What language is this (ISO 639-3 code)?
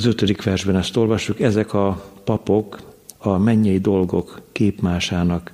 hun